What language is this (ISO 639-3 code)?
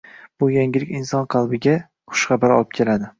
uzb